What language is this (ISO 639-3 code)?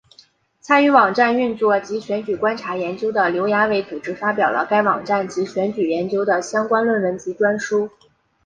zho